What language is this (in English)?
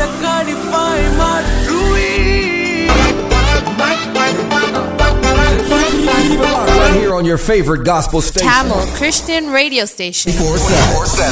Urdu